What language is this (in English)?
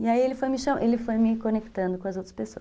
Portuguese